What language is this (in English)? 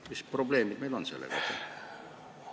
Estonian